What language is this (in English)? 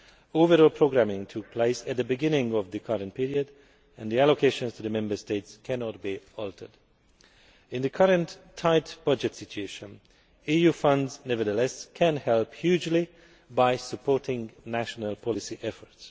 English